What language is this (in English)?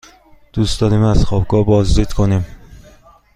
Persian